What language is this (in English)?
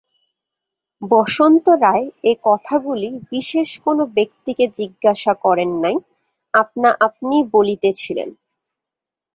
Bangla